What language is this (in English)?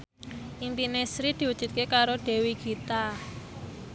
Javanese